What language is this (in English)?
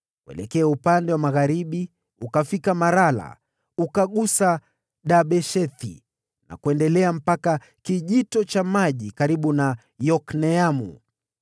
Swahili